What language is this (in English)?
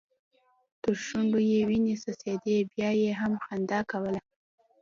Pashto